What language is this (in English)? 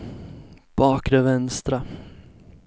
Swedish